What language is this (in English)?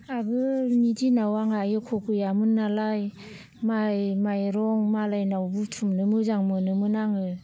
Bodo